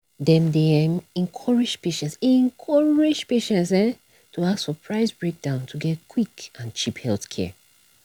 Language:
Nigerian Pidgin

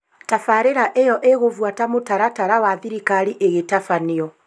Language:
Kikuyu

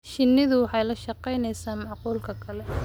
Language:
Somali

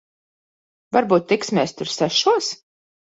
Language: Latvian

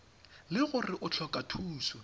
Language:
Tswana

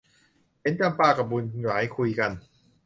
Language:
Thai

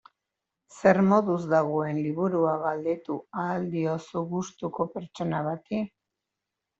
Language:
Basque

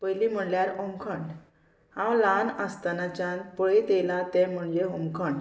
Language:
Konkani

